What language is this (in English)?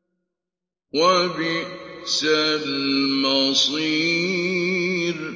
Arabic